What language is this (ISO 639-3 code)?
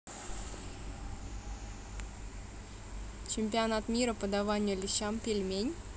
rus